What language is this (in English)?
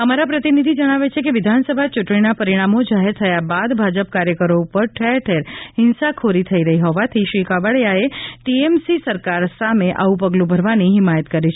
Gujarati